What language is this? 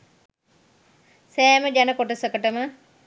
Sinhala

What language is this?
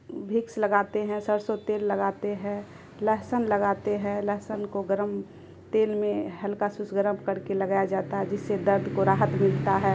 Urdu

